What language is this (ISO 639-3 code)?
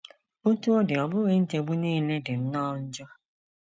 ibo